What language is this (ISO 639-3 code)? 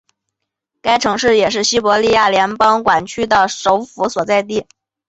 zho